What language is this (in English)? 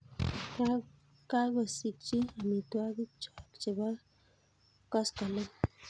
Kalenjin